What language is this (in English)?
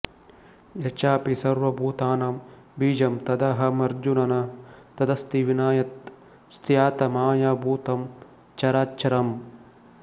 Kannada